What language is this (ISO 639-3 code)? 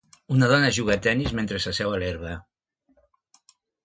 cat